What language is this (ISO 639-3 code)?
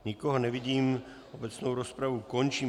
ces